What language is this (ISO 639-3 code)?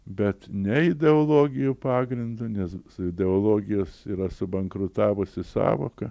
lit